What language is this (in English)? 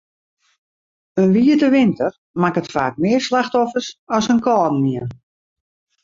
Western Frisian